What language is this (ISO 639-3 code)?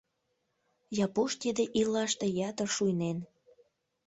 chm